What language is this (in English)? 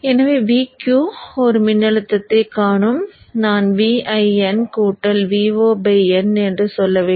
Tamil